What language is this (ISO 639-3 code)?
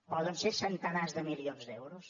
cat